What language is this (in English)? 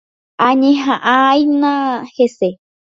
Guarani